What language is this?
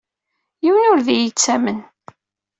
Kabyle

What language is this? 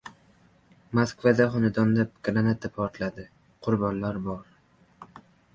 Uzbek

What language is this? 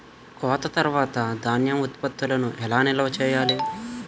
Telugu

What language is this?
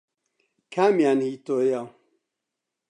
Central Kurdish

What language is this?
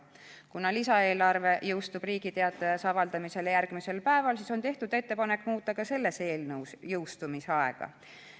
Estonian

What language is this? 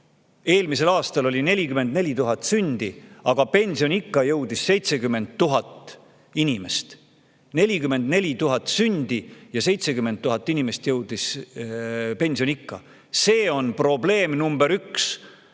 Estonian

